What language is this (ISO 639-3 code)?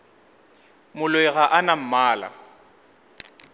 nso